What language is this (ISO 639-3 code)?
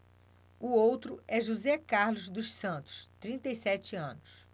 por